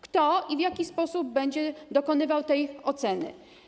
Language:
Polish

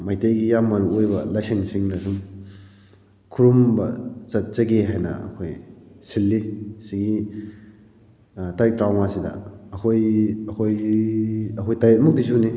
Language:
Manipuri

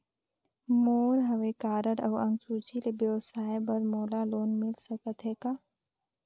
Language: Chhattisgarhi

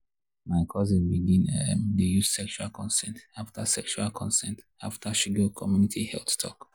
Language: Nigerian Pidgin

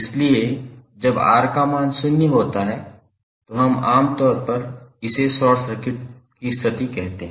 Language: Hindi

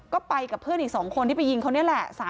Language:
Thai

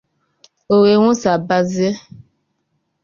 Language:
Igbo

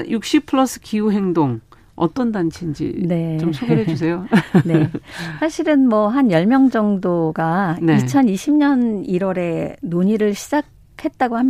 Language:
Korean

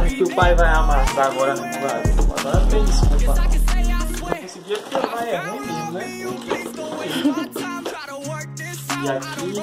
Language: Portuguese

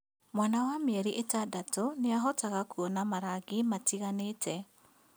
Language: Kikuyu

